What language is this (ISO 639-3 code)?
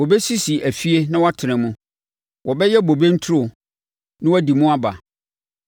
aka